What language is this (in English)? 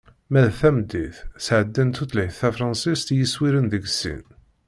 Kabyle